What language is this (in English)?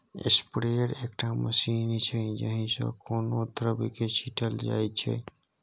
Maithili